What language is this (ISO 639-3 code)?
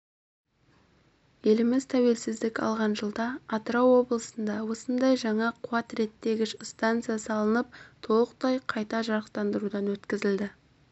kaz